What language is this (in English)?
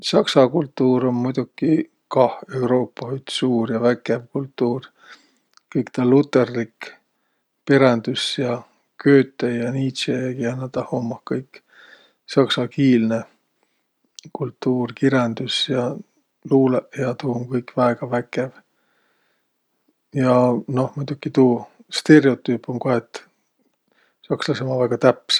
Võro